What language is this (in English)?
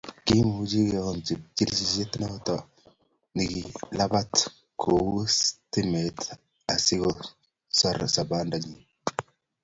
Kalenjin